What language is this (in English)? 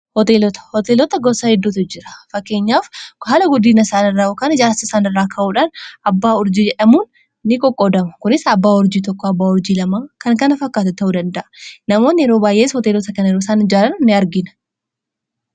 Oromo